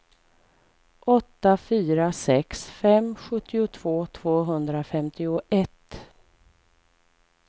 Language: Swedish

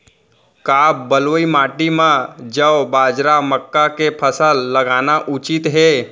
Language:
Chhattisgarhi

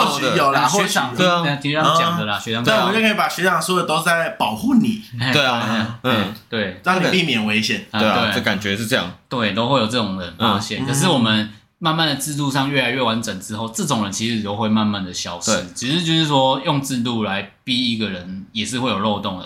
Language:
Chinese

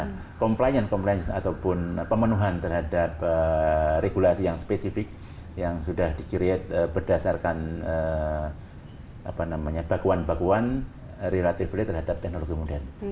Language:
Indonesian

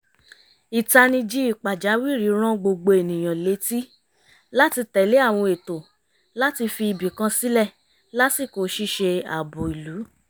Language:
Yoruba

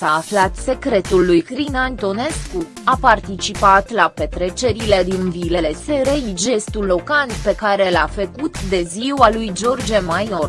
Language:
Romanian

